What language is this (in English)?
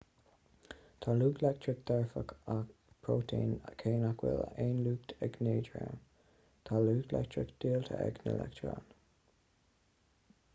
Irish